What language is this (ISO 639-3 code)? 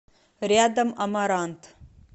rus